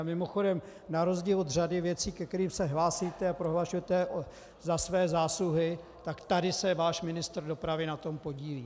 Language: Czech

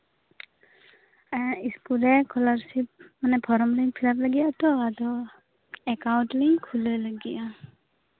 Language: Santali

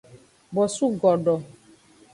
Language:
Aja (Benin)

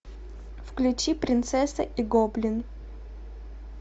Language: Russian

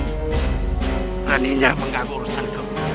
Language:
Indonesian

